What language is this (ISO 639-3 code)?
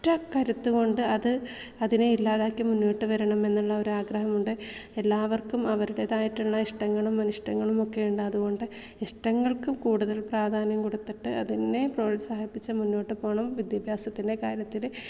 mal